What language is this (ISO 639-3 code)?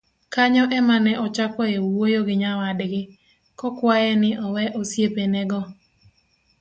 luo